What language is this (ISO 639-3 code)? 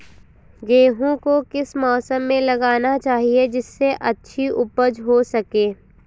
hin